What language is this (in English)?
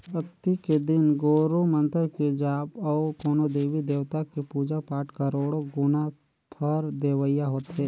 Chhattisgarhi